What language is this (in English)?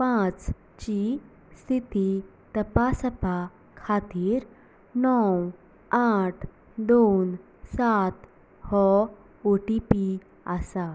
Konkani